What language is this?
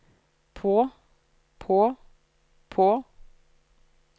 Norwegian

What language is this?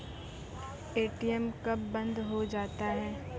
Maithili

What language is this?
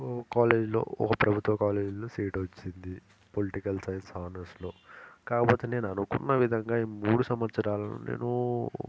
Telugu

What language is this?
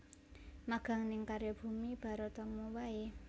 Javanese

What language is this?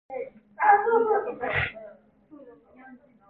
Korean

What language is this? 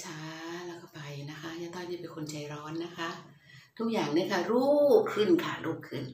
Thai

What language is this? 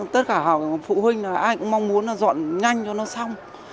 Vietnamese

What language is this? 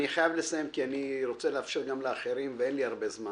Hebrew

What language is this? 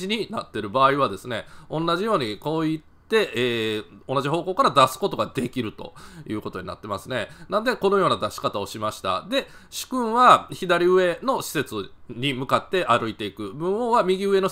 Japanese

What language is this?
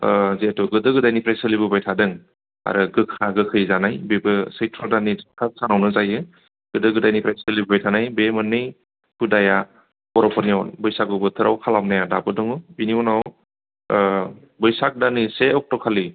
Bodo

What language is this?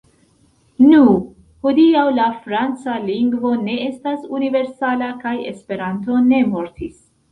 Esperanto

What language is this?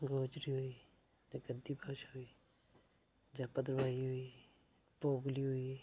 Dogri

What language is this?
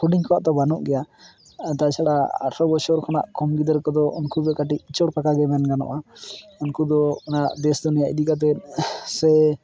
Santali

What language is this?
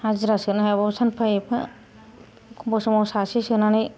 Bodo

